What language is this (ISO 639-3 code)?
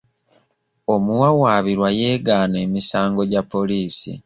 lug